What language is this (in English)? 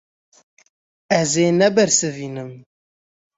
Kurdish